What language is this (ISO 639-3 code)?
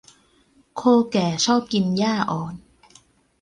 tha